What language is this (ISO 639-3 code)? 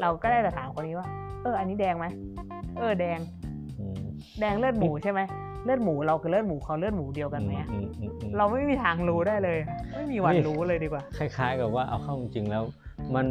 tha